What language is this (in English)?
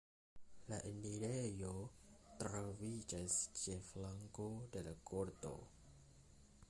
Esperanto